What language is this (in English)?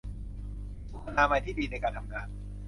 Thai